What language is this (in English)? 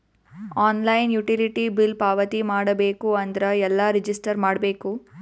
Kannada